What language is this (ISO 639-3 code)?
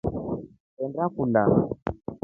rof